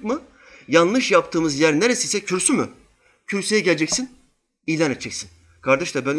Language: Turkish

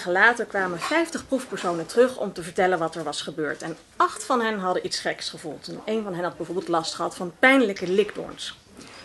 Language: Dutch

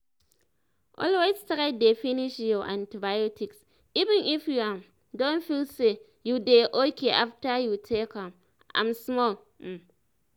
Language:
Nigerian Pidgin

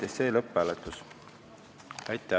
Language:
Estonian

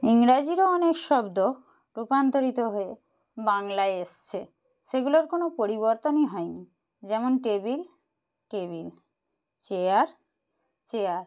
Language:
Bangla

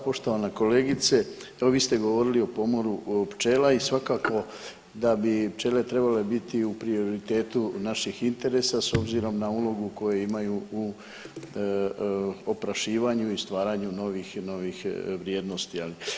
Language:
Croatian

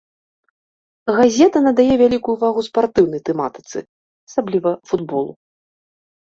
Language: Belarusian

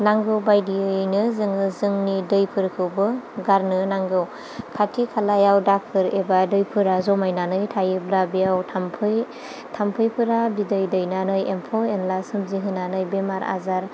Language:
Bodo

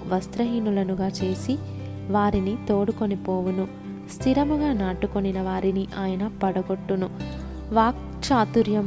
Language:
Telugu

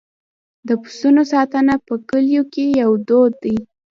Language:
Pashto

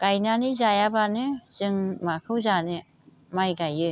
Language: Bodo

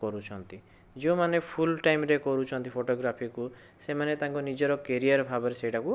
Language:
Odia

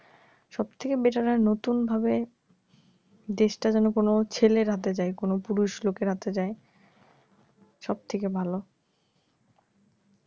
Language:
Bangla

